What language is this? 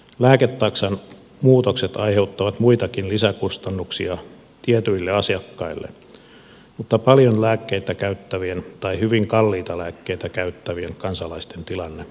Finnish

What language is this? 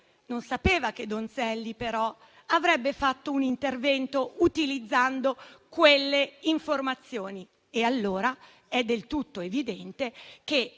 Italian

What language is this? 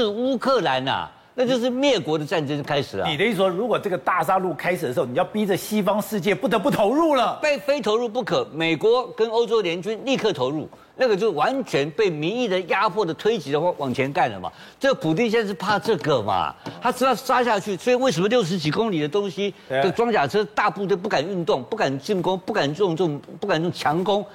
Chinese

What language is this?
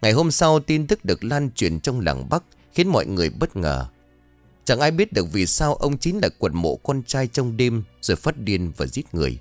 Vietnamese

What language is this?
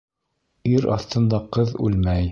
Bashkir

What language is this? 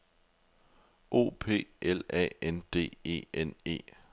Danish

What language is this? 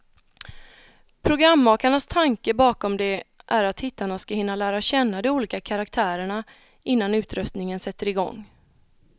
Swedish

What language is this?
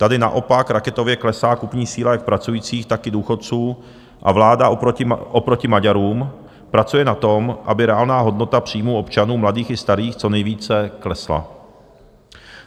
Czech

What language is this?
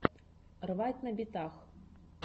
Russian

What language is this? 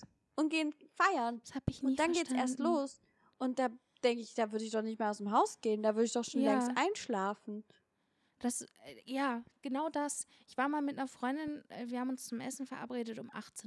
German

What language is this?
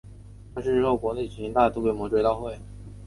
Chinese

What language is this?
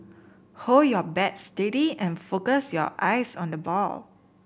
English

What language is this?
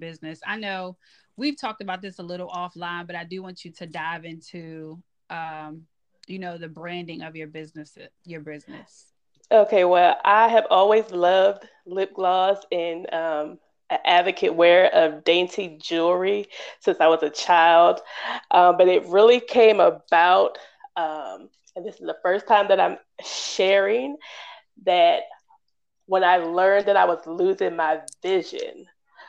English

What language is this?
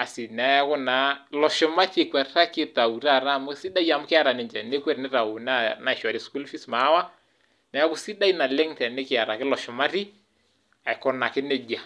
Masai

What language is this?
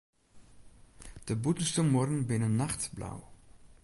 Western Frisian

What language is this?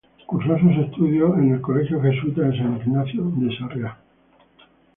Spanish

